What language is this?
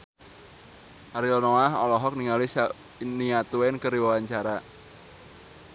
Sundanese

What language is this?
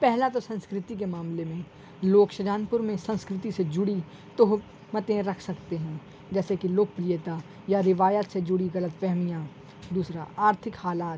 Urdu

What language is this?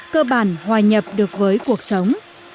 Vietnamese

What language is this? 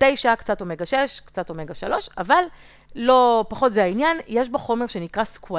Hebrew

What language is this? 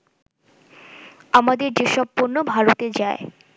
Bangla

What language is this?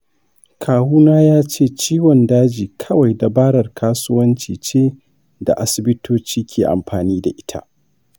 Hausa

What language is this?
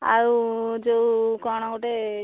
Odia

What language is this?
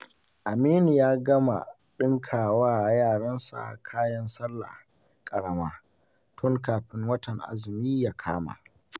Hausa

